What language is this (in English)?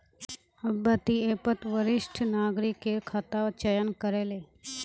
Magahi